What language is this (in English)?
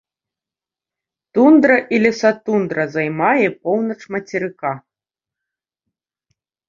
Belarusian